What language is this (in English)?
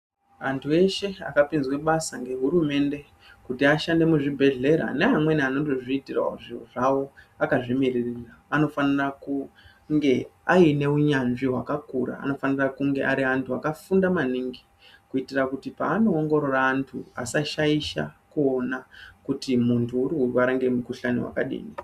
Ndau